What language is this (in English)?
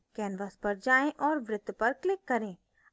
Hindi